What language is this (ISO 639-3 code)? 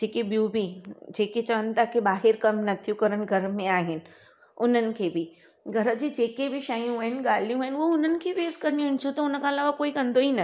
snd